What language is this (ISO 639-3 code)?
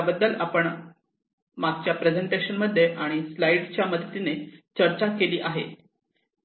mar